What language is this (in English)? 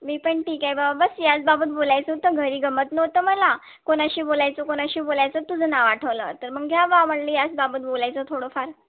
Marathi